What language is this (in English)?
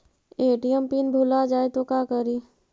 Magahi